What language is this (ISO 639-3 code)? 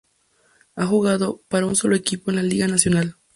spa